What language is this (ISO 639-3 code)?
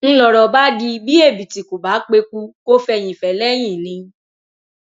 yor